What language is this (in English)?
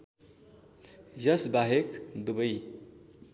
Nepali